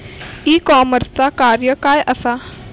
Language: Marathi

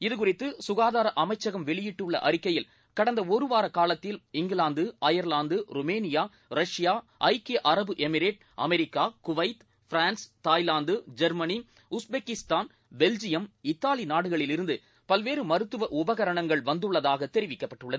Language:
Tamil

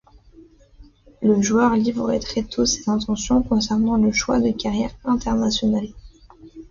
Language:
French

